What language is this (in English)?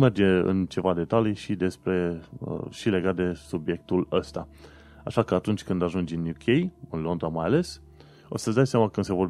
Romanian